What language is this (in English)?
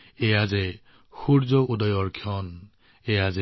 Assamese